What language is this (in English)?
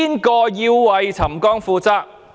Cantonese